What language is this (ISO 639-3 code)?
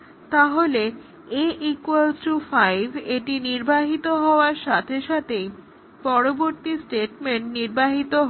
ben